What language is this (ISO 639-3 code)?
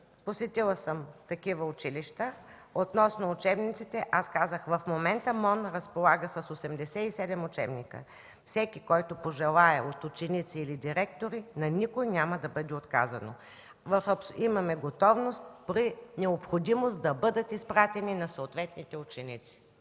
bul